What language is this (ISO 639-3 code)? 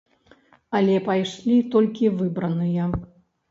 bel